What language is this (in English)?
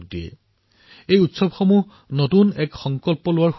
Assamese